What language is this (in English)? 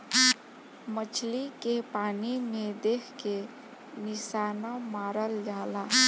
Bhojpuri